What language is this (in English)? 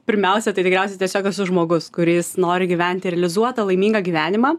Lithuanian